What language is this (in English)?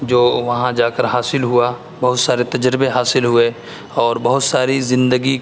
Urdu